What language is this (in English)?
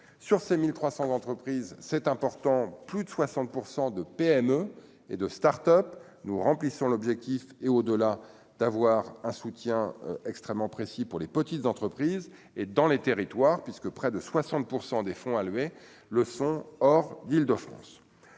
French